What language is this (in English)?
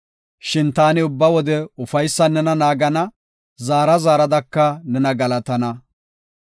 Gofa